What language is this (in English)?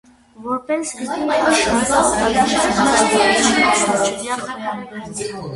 Armenian